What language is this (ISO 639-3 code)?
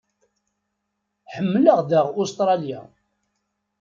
kab